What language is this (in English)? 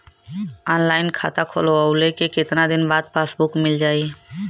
Bhojpuri